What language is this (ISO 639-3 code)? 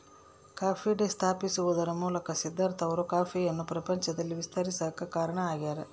kan